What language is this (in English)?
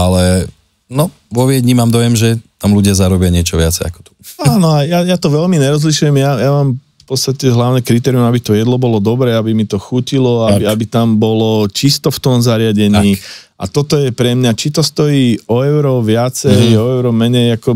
Slovak